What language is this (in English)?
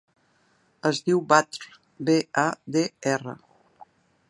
Catalan